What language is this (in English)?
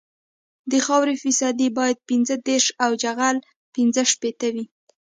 Pashto